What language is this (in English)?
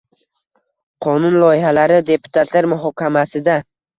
Uzbek